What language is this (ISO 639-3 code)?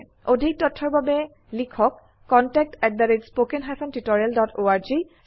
asm